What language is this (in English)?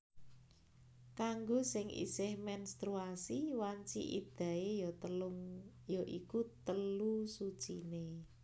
Javanese